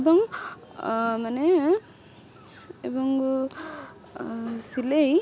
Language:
Odia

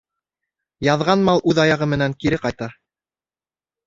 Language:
Bashkir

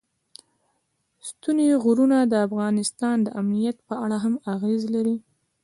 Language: Pashto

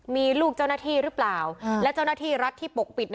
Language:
Thai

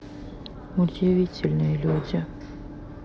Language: Russian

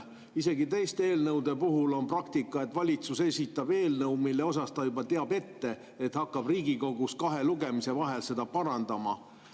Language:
Estonian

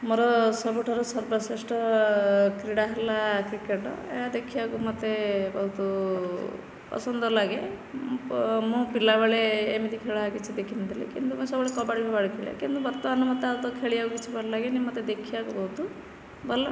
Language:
Odia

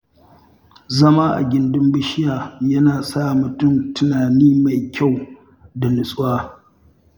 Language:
Hausa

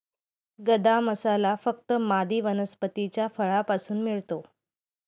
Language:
Marathi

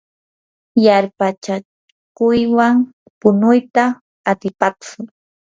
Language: Yanahuanca Pasco Quechua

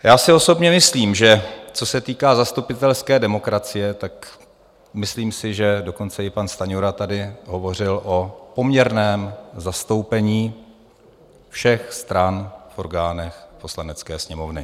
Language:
Czech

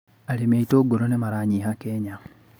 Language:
Kikuyu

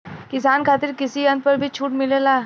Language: Bhojpuri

